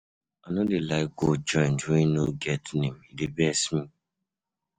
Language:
Nigerian Pidgin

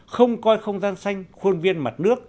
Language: Vietnamese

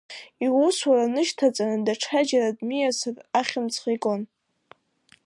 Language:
Abkhazian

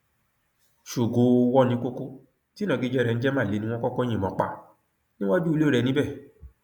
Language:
Yoruba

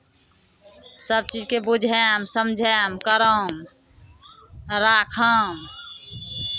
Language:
Maithili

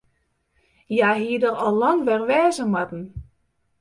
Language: Western Frisian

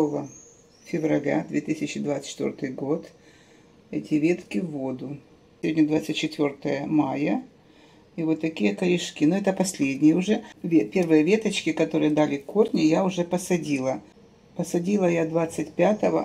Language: Russian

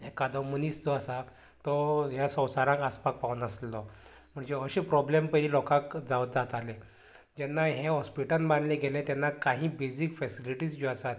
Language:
Konkani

